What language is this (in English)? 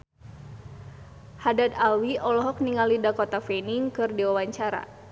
Sundanese